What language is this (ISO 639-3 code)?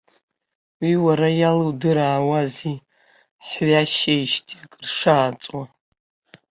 abk